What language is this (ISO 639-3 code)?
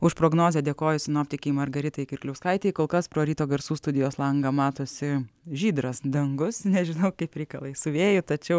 lit